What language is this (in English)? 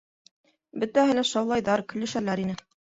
Bashkir